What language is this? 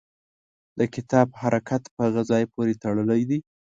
Pashto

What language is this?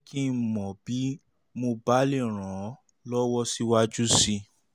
Yoruba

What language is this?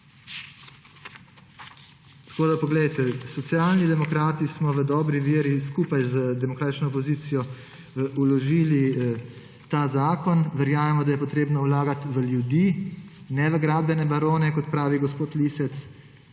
Slovenian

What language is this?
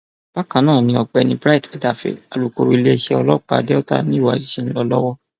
Yoruba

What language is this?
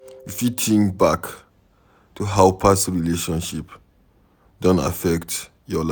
Nigerian Pidgin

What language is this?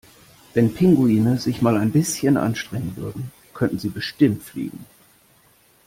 German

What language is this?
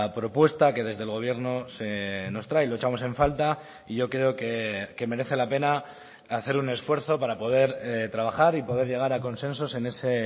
Spanish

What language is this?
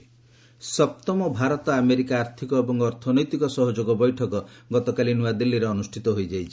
Odia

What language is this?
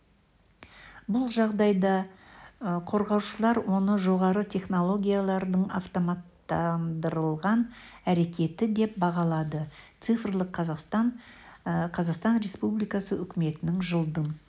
Kazakh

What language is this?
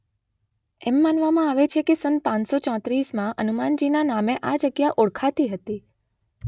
Gujarati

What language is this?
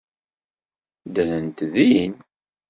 Kabyle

